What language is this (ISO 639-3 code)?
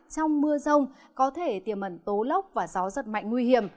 vie